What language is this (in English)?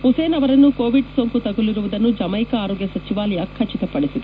Kannada